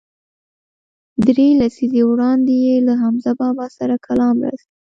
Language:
Pashto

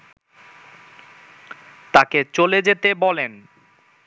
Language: Bangla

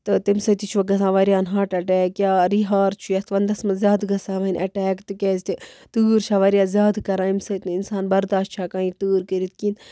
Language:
Kashmiri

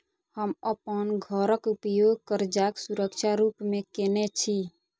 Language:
Maithili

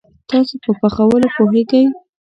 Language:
Pashto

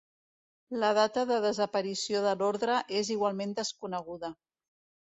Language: Catalan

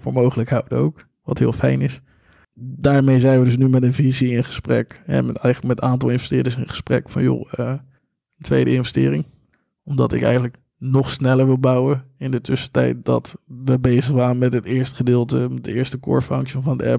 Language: Dutch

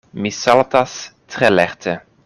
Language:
Esperanto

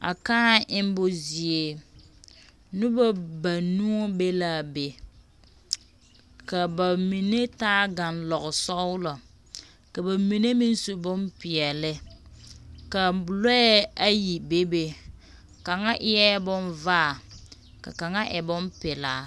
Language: Southern Dagaare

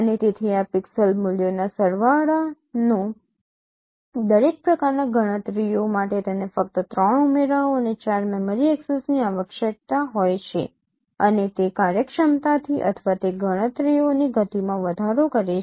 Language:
Gujarati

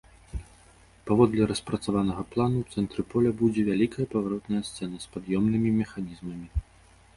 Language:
Belarusian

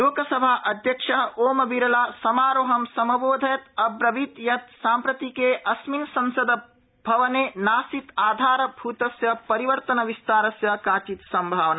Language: Sanskrit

